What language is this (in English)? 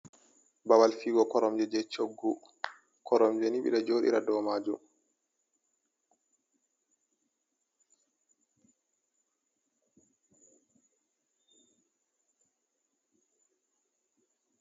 Fula